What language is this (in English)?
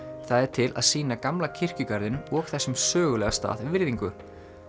Icelandic